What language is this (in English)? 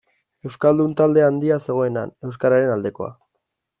Basque